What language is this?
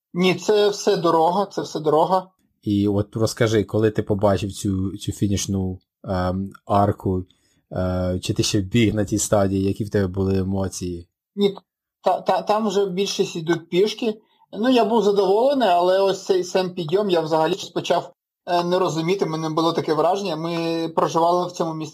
Ukrainian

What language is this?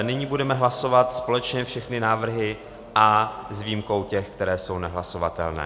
Czech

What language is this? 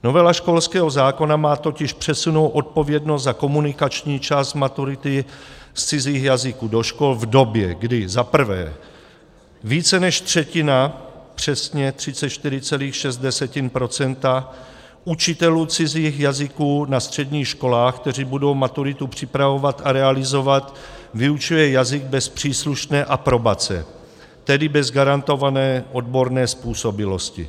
Czech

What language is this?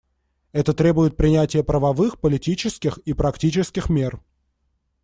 Russian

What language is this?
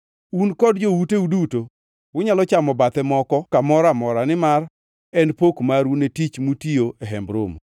Luo (Kenya and Tanzania)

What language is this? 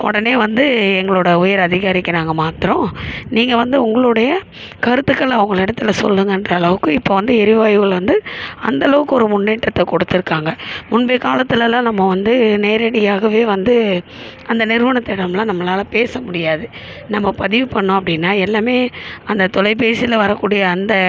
Tamil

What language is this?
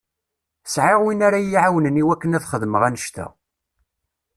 Kabyle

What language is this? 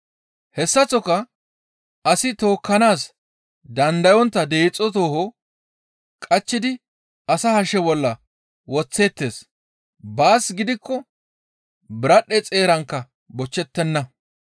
Gamo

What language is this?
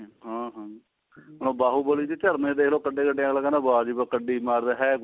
Punjabi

